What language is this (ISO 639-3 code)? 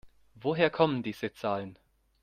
deu